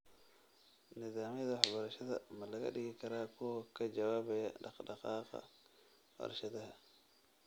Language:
Somali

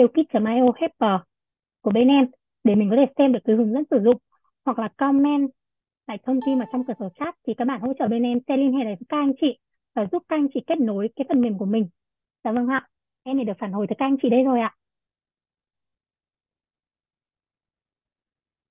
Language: Vietnamese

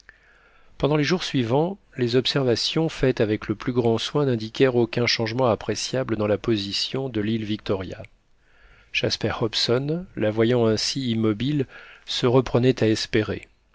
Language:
French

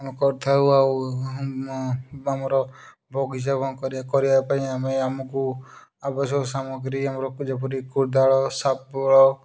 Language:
Odia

